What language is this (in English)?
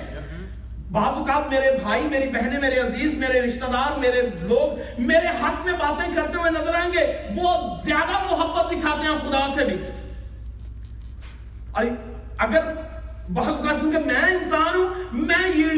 Urdu